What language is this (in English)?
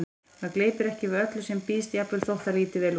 Icelandic